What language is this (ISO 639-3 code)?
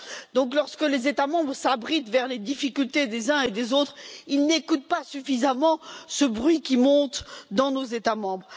fra